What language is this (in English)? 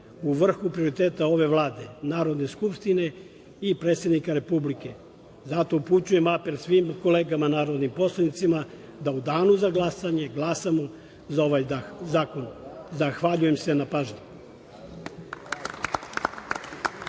Serbian